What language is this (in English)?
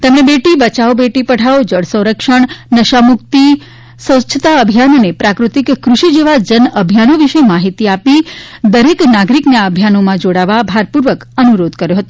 Gujarati